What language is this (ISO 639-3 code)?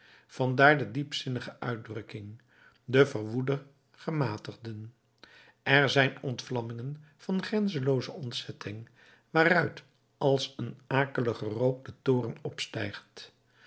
nld